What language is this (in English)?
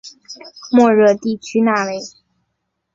Chinese